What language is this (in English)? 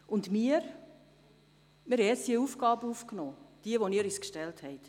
Swiss German